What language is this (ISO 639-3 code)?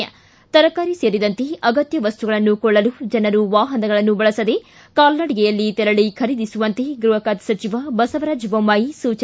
kan